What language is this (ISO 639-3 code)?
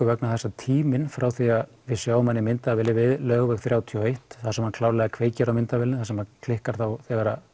isl